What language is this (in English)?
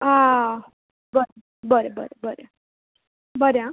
Konkani